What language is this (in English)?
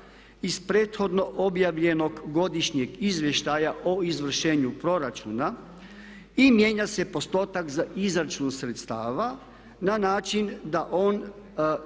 Croatian